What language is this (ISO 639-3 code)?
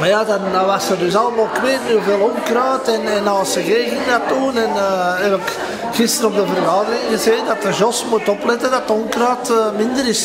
nld